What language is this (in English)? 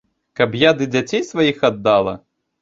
Belarusian